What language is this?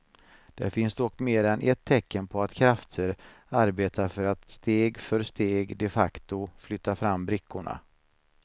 Swedish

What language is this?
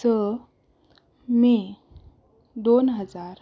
Konkani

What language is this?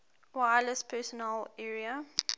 English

